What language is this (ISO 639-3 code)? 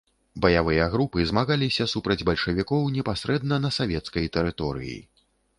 bel